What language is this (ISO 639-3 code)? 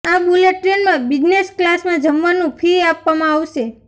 guj